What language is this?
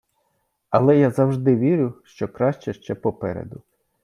Ukrainian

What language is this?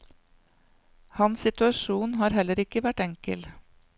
Norwegian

